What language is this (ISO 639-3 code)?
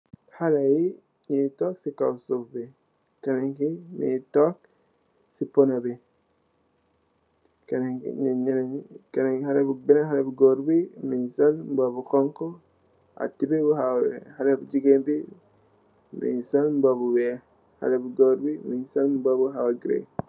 wol